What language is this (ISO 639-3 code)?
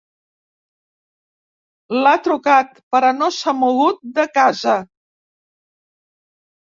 cat